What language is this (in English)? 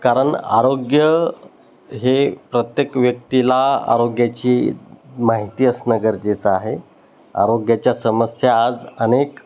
Marathi